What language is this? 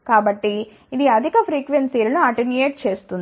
Telugu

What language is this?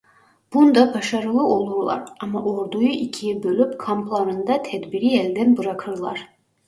Turkish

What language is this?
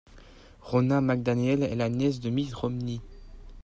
French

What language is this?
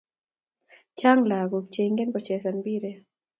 Kalenjin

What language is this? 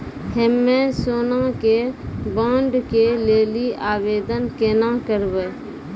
Maithili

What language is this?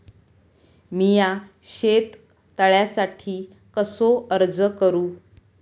Marathi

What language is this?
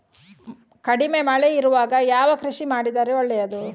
Kannada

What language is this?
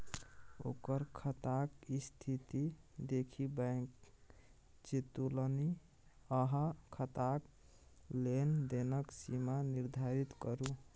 Maithili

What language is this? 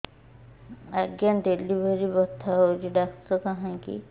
Odia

